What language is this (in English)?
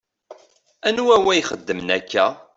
Kabyle